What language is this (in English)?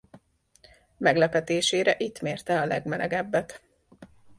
Hungarian